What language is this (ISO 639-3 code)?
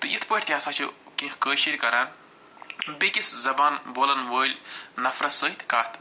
kas